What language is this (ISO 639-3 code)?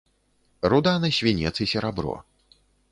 bel